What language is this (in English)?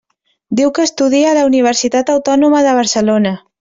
Catalan